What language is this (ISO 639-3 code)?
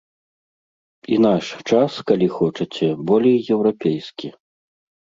bel